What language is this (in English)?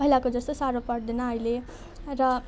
Nepali